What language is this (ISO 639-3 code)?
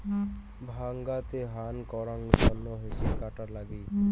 ben